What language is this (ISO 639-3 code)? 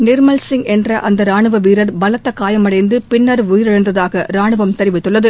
tam